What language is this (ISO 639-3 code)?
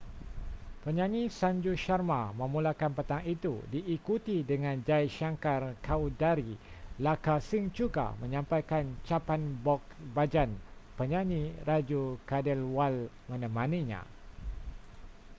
msa